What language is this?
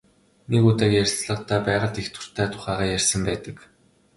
Mongolian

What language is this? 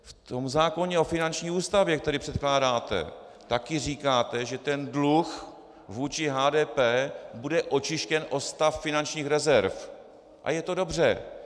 Czech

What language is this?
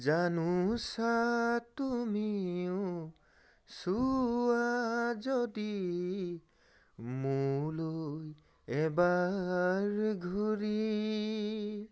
Assamese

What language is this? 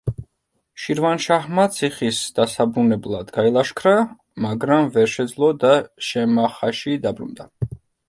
Georgian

